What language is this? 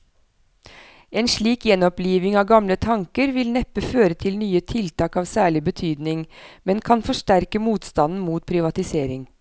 Norwegian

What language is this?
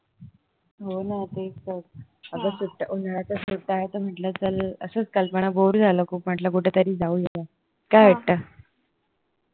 Marathi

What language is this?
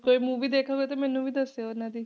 Punjabi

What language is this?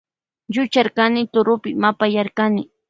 Loja Highland Quichua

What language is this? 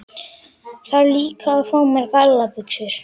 Icelandic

